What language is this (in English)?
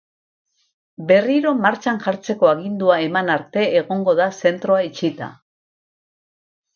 Basque